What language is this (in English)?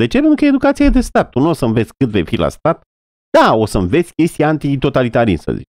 Romanian